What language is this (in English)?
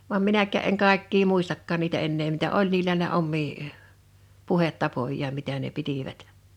Finnish